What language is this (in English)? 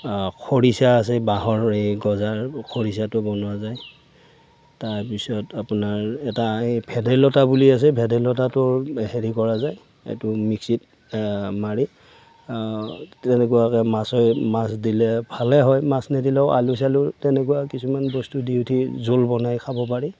Assamese